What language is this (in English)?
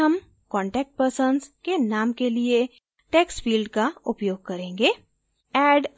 Hindi